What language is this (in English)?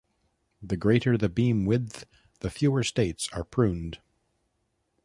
English